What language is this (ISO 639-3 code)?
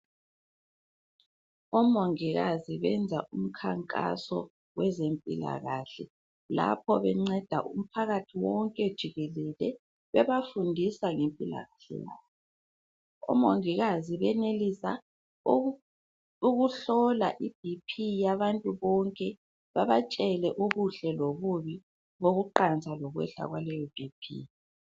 nde